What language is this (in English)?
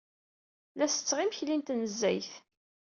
Kabyle